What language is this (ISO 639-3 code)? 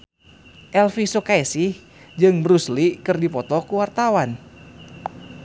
sun